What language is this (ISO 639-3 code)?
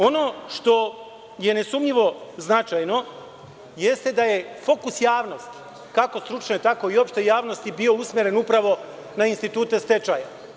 srp